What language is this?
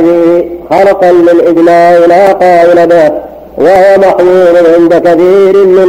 Arabic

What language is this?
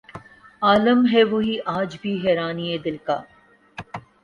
Urdu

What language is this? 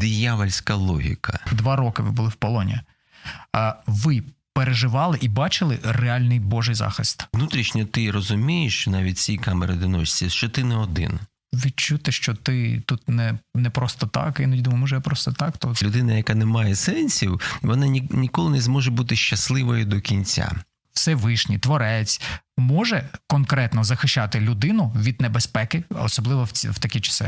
Ukrainian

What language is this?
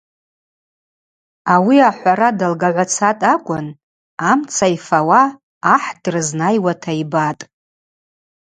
Abaza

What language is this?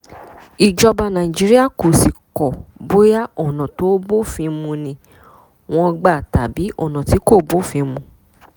Yoruba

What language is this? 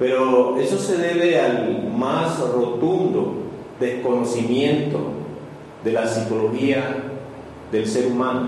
Spanish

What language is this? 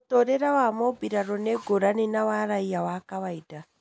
Kikuyu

